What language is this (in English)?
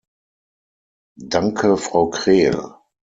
German